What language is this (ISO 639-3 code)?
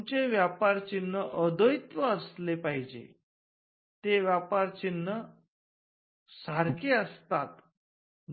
mar